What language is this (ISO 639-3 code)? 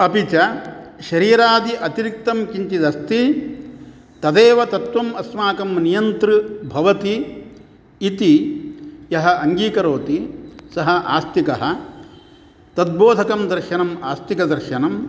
san